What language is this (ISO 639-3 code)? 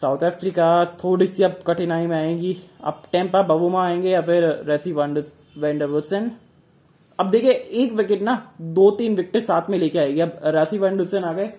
hin